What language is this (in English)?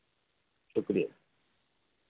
Dogri